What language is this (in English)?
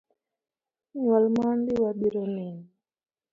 Luo (Kenya and Tanzania)